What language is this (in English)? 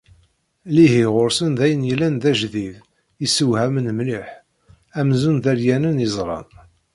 Kabyle